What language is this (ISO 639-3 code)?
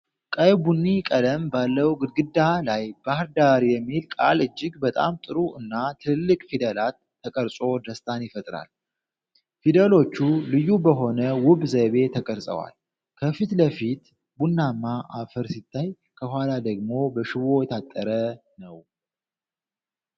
amh